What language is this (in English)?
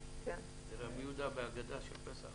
Hebrew